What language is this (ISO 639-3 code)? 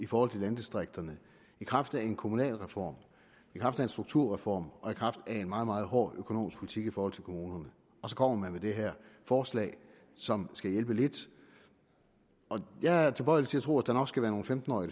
dan